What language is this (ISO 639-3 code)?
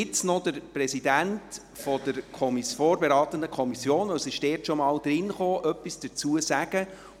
gsw